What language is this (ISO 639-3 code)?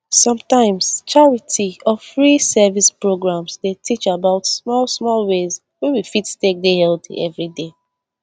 pcm